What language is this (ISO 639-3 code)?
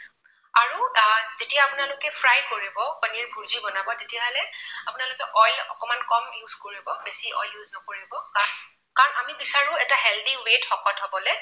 asm